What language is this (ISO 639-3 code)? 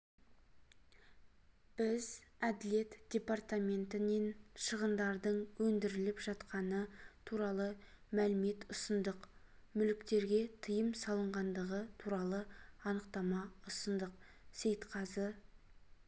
kaz